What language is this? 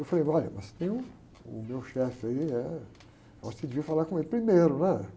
Portuguese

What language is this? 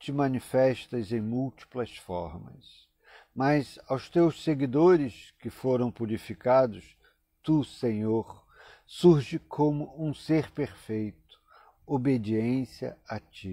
Portuguese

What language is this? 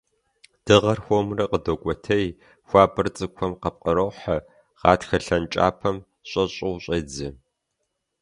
Kabardian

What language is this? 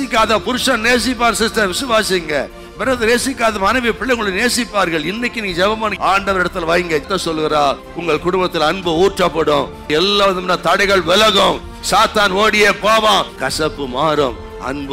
Arabic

